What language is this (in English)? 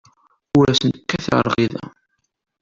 Kabyle